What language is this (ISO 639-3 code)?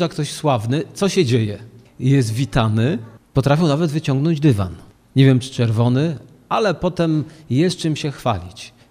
pol